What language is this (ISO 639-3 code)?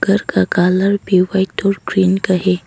hin